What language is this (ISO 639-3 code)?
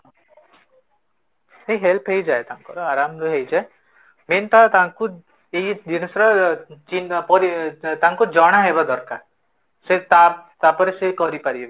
ori